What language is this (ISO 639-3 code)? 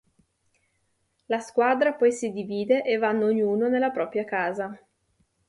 ita